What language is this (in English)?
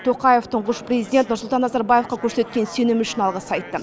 Kazakh